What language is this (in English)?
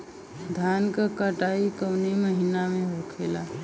Bhojpuri